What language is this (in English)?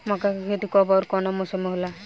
Bhojpuri